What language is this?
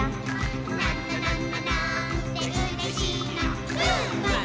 Japanese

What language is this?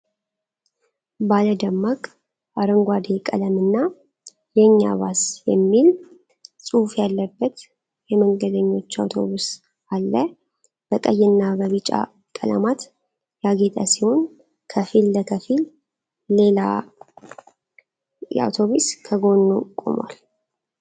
Amharic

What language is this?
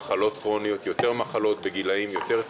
Hebrew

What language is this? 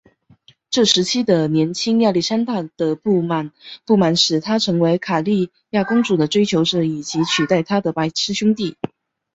Chinese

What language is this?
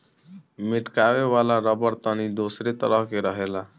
Bhojpuri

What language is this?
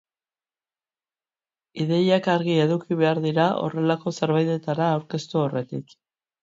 Basque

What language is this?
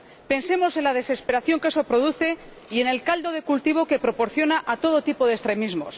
Spanish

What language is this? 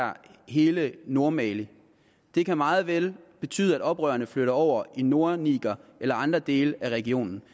Danish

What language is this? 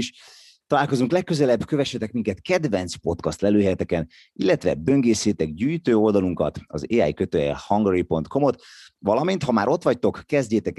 Hungarian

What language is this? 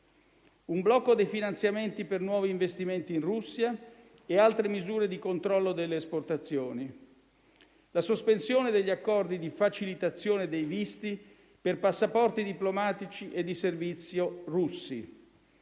Italian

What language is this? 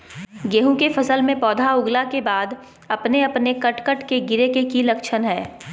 Magahi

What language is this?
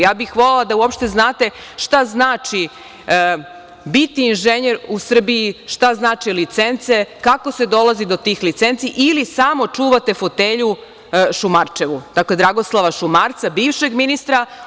Serbian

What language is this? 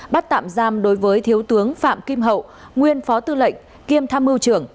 Vietnamese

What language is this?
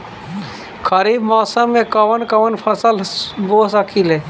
Bhojpuri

